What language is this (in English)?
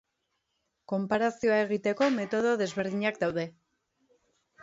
Basque